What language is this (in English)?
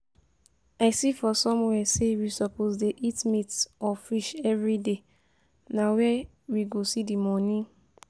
Nigerian Pidgin